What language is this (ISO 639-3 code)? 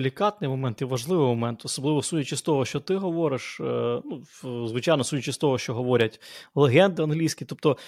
ukr